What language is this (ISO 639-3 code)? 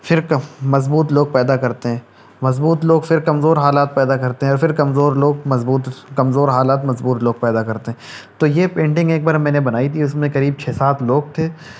urd